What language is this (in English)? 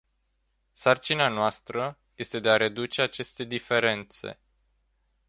Romanian